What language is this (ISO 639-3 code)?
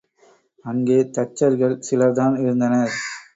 tam